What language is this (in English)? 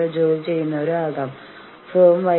Malayalam